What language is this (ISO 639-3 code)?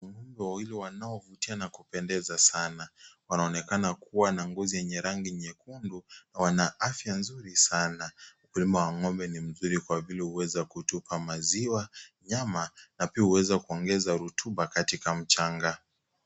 swa